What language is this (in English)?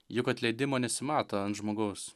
Lithuanian